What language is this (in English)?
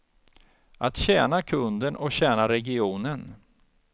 Swedish